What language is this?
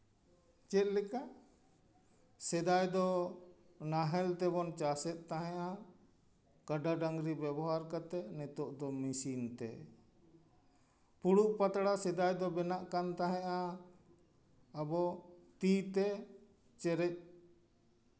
Santali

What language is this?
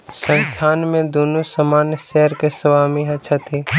Maithili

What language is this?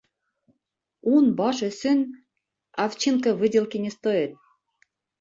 Bashkir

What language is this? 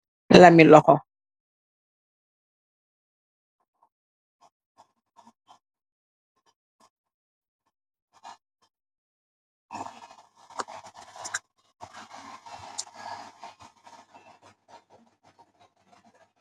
Wolof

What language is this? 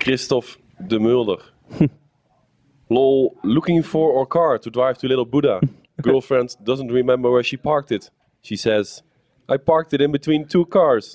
Dutch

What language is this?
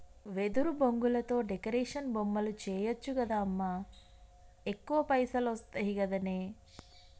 Telugu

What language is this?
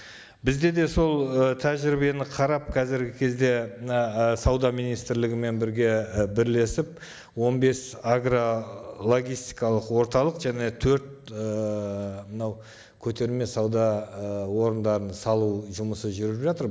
Kazakh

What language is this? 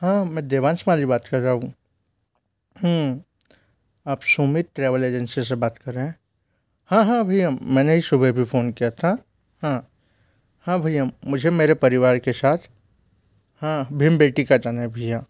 Hindi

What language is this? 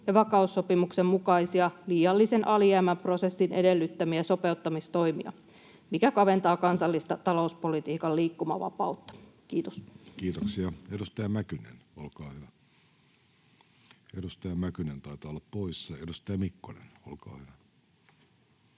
Finnish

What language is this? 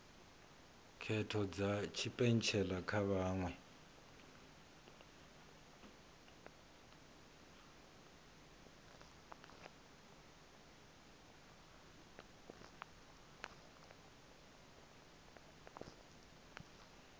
Venda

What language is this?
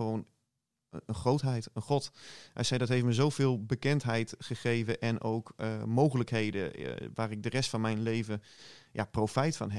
Dutch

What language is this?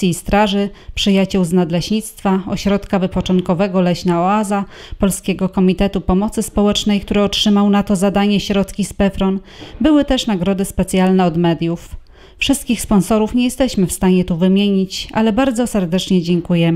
Polish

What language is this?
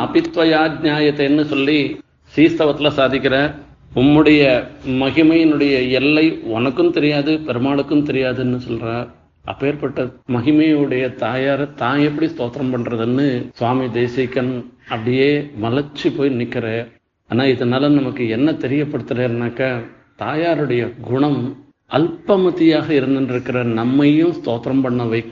Tamil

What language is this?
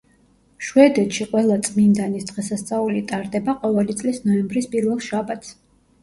Georgian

